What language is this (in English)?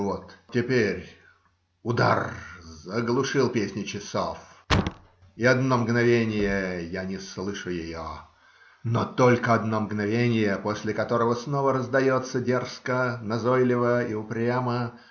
Russian